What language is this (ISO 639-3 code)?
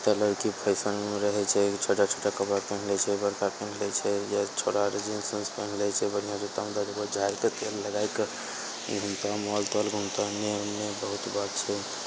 mai